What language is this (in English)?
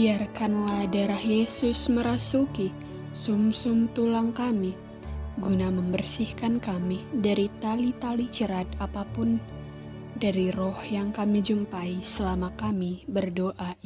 Indonesian